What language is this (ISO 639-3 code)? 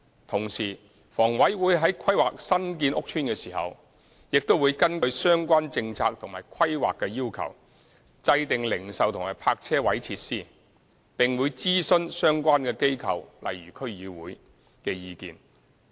yue